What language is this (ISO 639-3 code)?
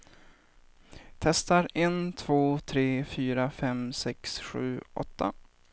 swe